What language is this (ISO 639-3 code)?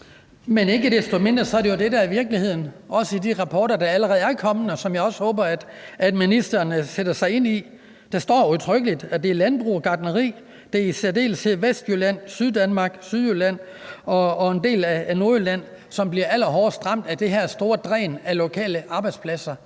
dan